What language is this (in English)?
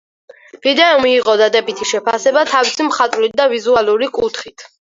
Georgian